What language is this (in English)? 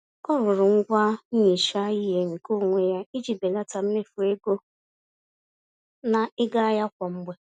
Igbo